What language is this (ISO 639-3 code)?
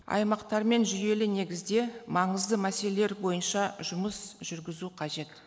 kaz